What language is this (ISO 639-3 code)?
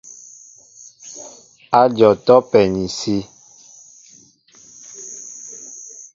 mbo